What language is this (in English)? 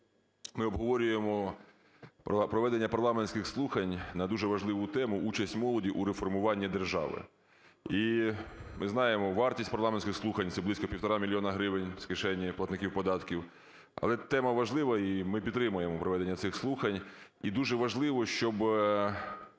Ukrainian